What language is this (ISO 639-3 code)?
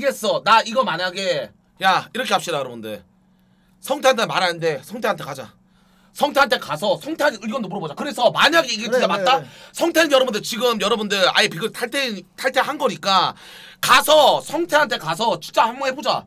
kor